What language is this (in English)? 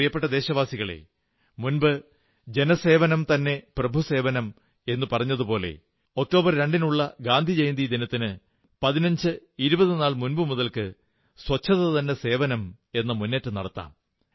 Malayalam